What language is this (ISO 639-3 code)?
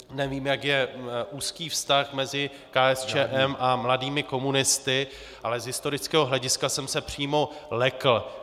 ces